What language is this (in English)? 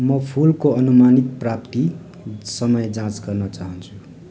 Nepali